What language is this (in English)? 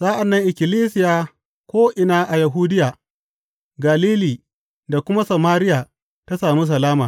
Hausa